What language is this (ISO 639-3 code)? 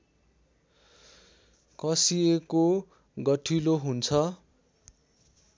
nep